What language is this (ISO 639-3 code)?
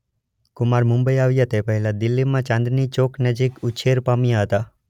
guj